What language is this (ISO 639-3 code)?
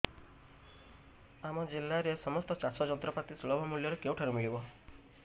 ori